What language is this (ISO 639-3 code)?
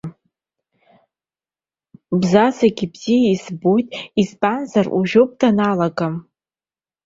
abk